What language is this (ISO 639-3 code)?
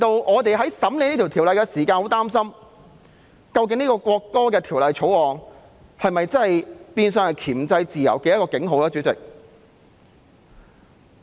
yue